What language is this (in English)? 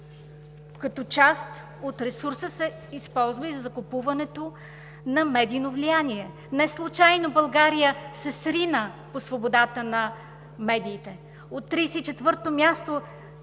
Bulgarian